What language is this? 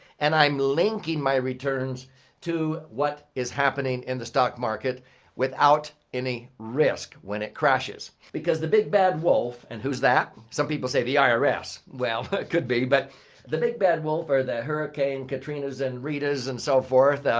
English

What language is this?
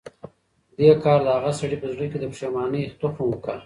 Pashto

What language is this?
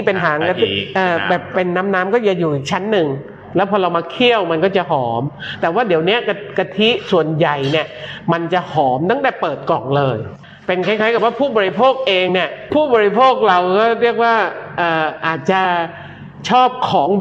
Thai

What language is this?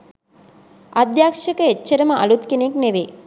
Sinhala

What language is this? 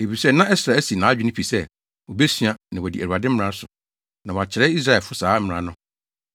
Akan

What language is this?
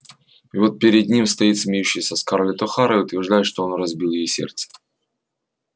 Russian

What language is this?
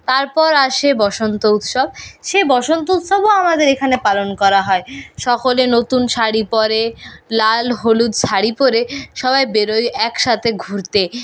Bangla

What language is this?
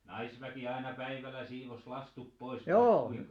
Finnish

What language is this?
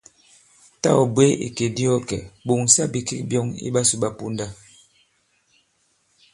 Bankon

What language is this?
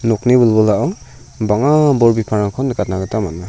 Garo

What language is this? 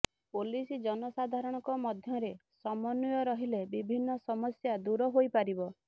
Odia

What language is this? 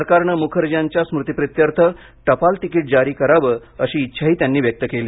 Marathi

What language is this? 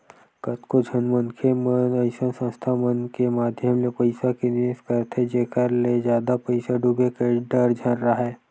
Chhattisgarhi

